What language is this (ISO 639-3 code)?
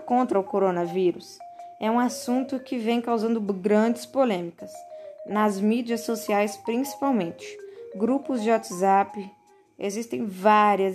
por